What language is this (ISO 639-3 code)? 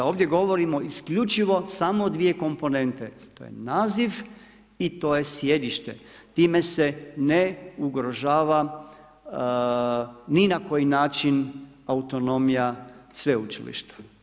hrv